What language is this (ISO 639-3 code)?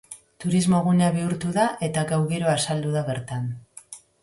eus